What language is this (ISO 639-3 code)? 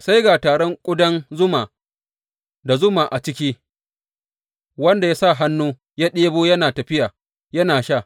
hau